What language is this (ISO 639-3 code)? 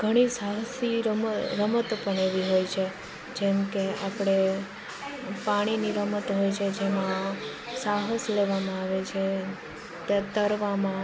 guj